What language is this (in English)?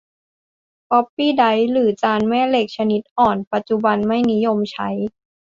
Thai